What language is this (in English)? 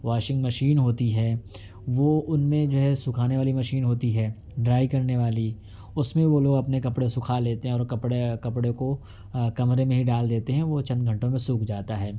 Urdu